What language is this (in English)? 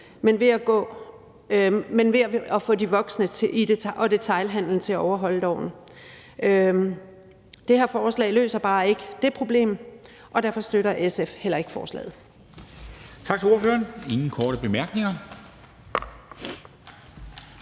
Danish